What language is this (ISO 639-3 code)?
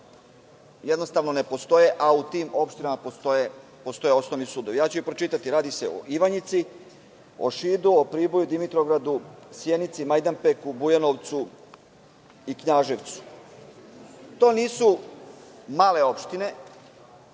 srp